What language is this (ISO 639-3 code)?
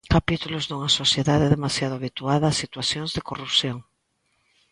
glg